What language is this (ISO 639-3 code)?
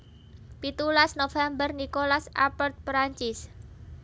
jav